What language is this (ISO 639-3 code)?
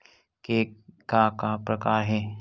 hne